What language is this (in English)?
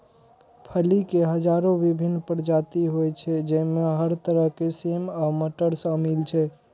Maithili